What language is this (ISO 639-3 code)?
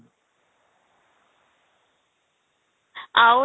ori